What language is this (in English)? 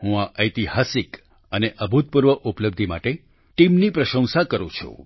Gujarati